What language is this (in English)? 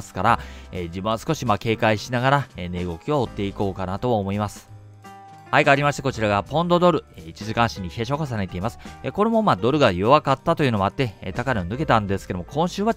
Japanese